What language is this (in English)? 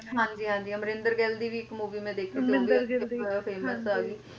Punjabi